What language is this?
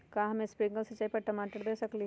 Magahi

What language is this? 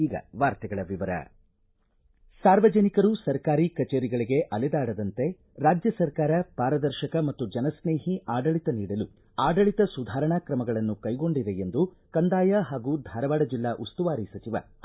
Kannada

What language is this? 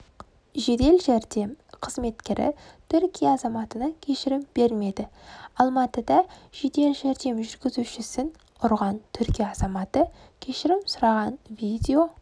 Kazakh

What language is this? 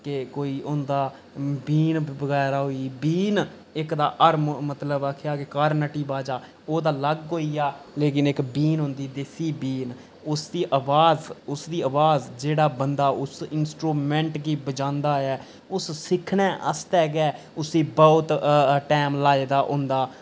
Dogri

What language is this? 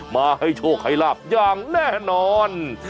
Thai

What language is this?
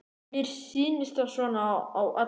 Icelandic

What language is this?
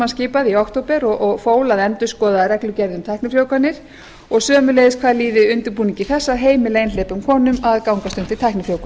Icelandic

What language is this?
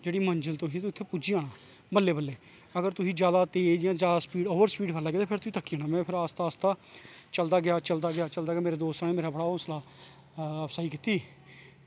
Dogri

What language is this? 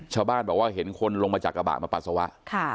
Thai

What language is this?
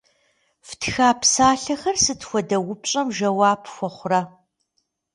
Kabardian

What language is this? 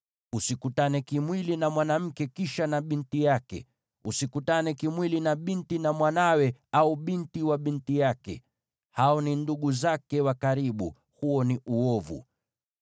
Swahili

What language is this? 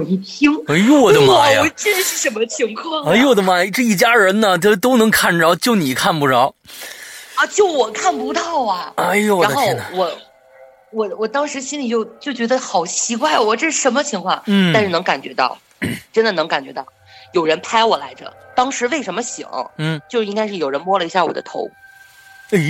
Chinese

